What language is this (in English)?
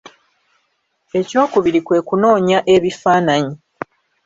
Ganda